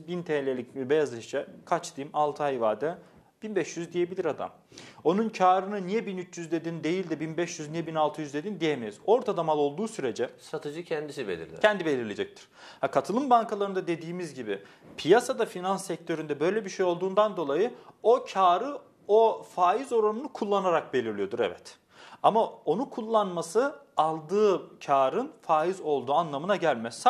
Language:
Turkish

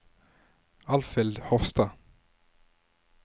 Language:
Norwegian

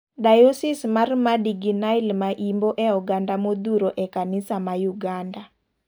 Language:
Luo (Kenya and Tanzania)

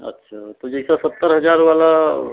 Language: Hindi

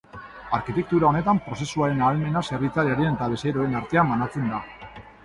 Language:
Basque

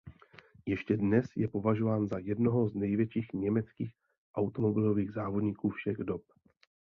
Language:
Czech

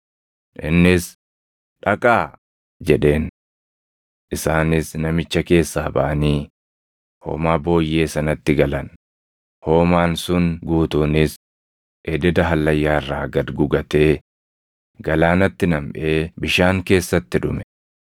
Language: Oromo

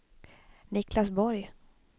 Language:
Swedish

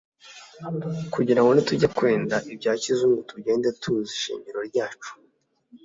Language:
Kinyarwanda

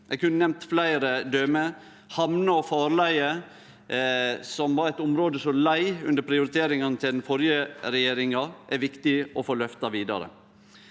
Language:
Norwegian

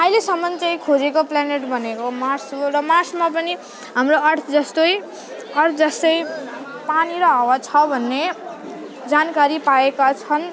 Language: Nepali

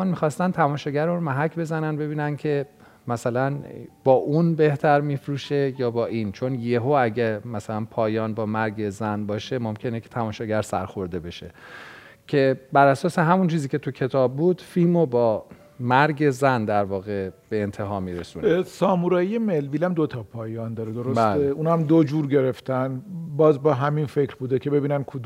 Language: Persian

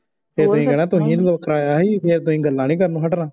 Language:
Punjabi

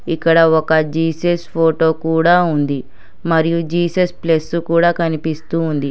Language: Telugu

